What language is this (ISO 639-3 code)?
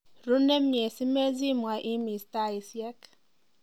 kln